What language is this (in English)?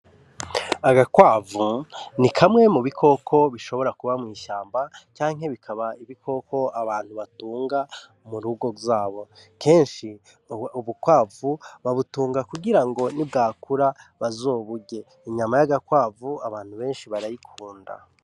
Rundi